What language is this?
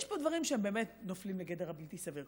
Hebrew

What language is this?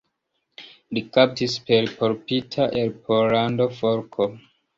Esperanto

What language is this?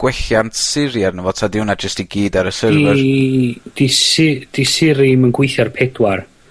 Welsh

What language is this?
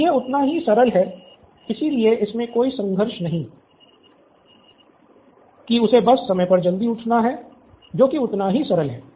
Hindi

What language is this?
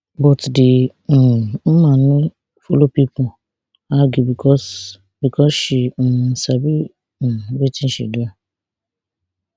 Nigerian Pidgin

